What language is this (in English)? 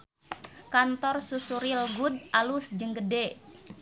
Sundanese